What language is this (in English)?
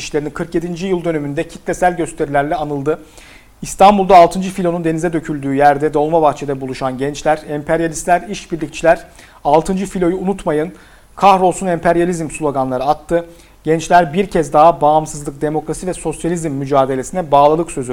Turkish